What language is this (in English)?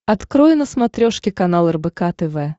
Russian